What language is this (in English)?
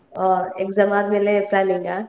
Kannada